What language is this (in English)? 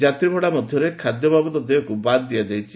Odia